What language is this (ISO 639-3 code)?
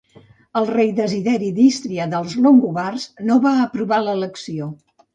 cat